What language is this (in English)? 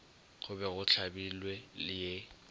Northern Sotho